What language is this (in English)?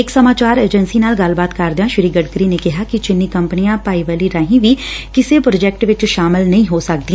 Punjabi